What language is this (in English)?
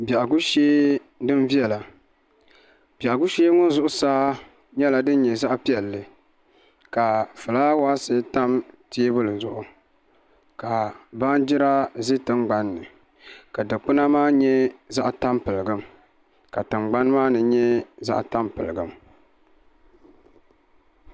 Dagbani